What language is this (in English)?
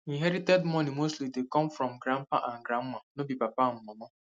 Nigerian Pidgin